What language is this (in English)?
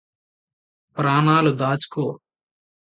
Telugu